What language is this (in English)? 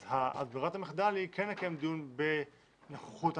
Hebrew